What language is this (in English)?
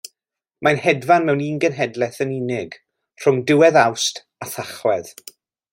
Welsh